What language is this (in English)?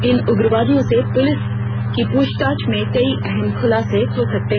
Hindi